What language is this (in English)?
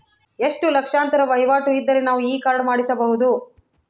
Kannada